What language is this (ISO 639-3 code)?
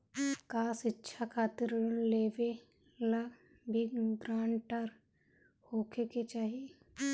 bho